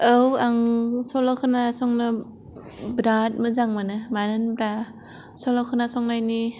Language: Bodo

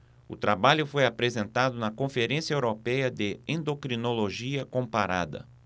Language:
Portuguese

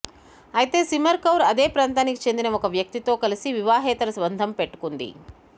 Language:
Telugu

